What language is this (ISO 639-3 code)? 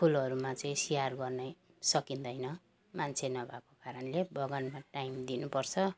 nep